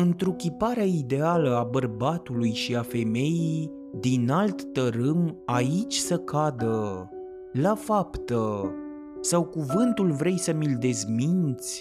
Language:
Romanian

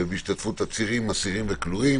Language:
Hebrew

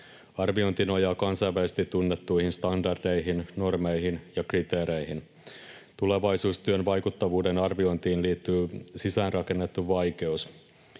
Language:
Finnish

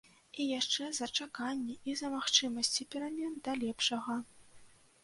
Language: Belarusian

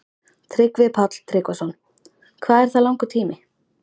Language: Icelandic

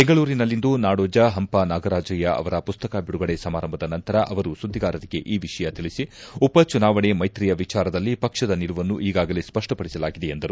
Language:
Kannada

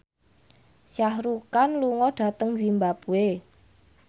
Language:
Javanese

